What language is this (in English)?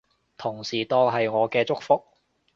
Cantonese